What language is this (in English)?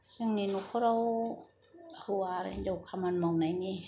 Bodo